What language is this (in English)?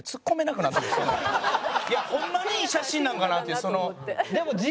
Japanese